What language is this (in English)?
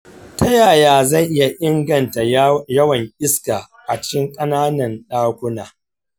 Hausa